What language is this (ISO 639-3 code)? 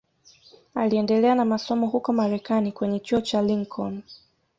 swa